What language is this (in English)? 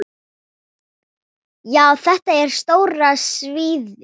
Icelandic